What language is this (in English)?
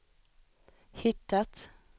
Swedish